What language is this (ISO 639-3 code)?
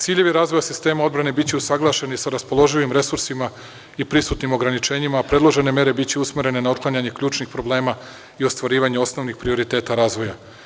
srp